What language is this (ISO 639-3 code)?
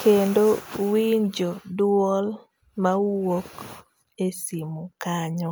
luo